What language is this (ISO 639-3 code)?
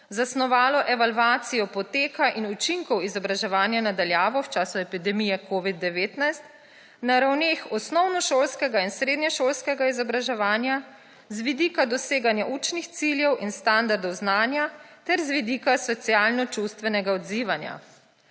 slv